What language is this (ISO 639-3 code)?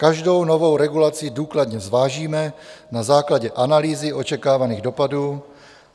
ces